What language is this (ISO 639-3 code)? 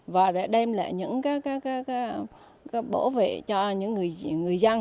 vie